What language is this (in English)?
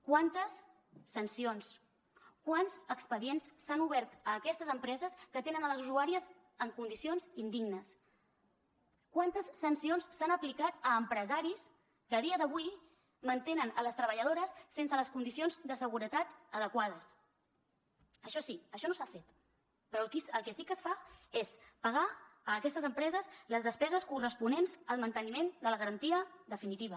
Catalan